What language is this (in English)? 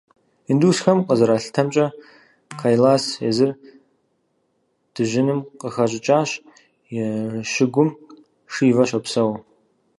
Kabardian